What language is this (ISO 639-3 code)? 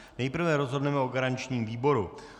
ces